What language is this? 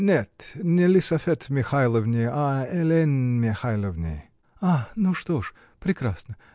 Russian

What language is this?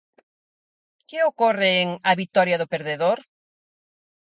Galician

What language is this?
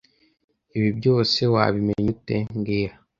Kinyarwanda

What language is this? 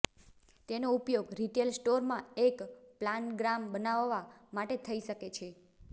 Gujarati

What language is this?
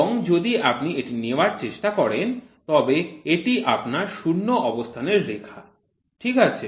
Bangla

